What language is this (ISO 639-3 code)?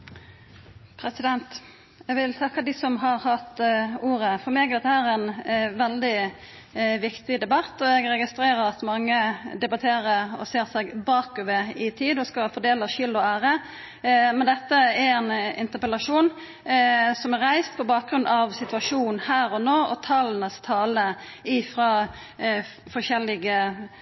nor